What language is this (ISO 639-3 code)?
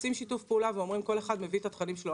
heb